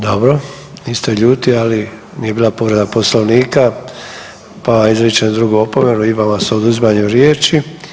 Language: Croatian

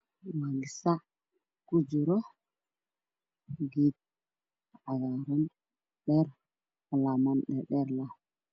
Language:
Somali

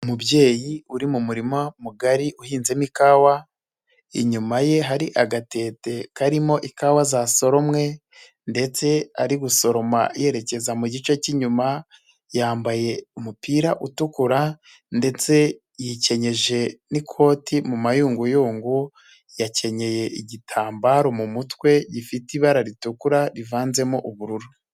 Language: Kinyarwanda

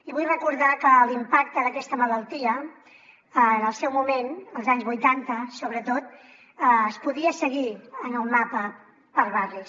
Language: Catalan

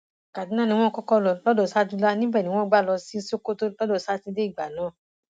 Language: Yoruba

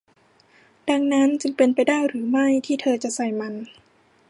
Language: Thai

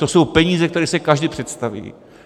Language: Czech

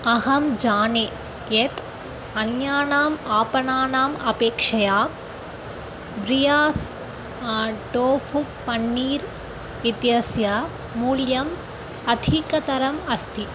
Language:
Sanskrit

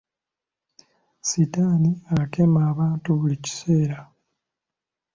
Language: Ganda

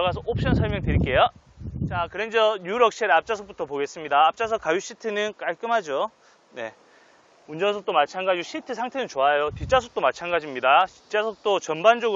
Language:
Korean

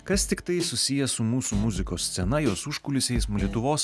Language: Lithuanian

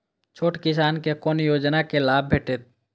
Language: Maithili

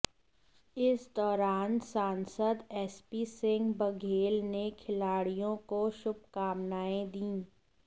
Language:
Hindi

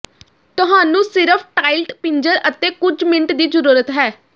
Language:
Punjabi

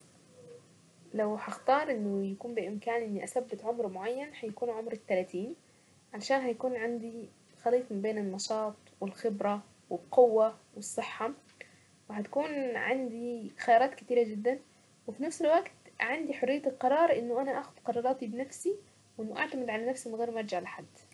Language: Saidi Arabic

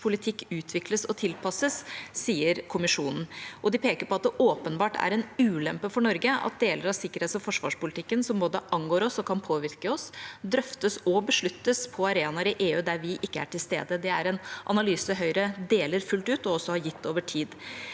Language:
Norwegian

